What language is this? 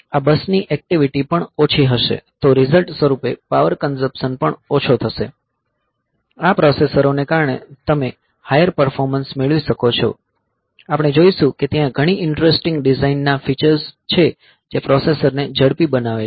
Gujarati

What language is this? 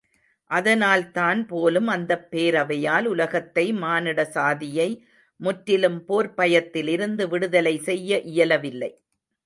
Tamil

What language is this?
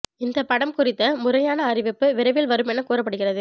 Tamil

